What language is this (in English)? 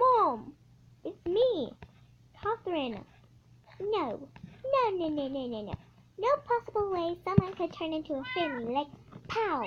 English